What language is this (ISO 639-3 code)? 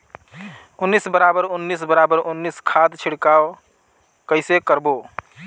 hne